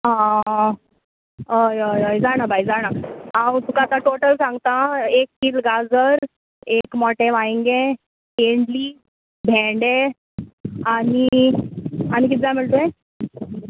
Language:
Konkani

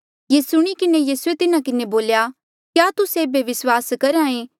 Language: Mandeali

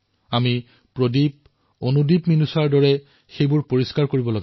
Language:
Assamese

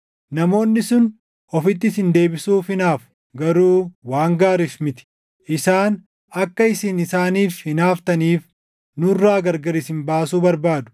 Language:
Oromo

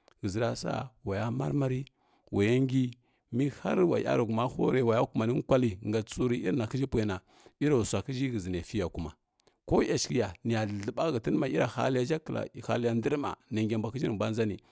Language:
Kirya-Konzəl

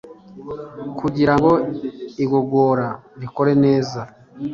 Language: Kinyarwanda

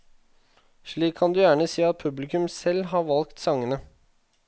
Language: Norwegian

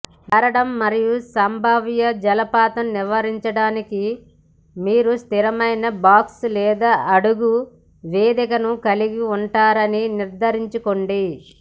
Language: Telugu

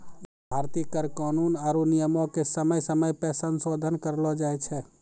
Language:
Maithili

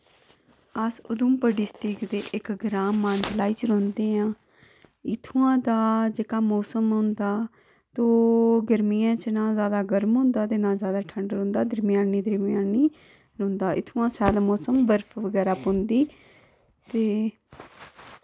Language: Dogri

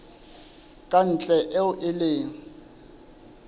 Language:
Southern Sotho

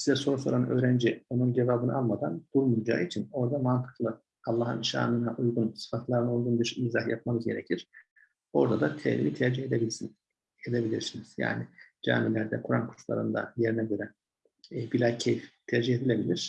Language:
Turkish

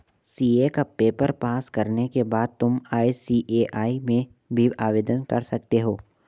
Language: Hindi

